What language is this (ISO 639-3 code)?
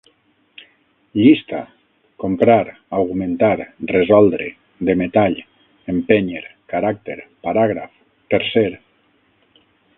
cat